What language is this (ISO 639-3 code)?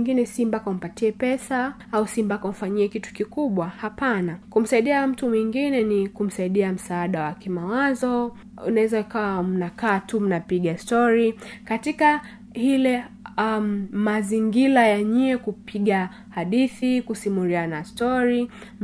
swa